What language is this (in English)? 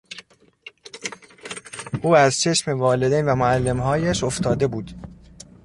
Persian